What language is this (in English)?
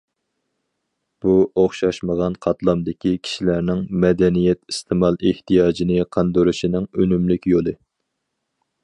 Uyghur